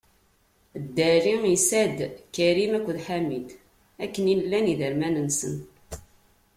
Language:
Kabyle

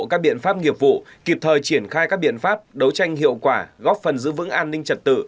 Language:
Vietnamese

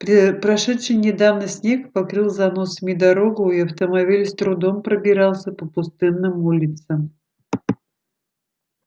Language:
Russian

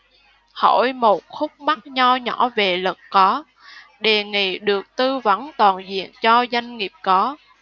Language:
Vietnamese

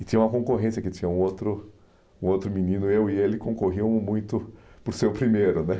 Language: Portuguese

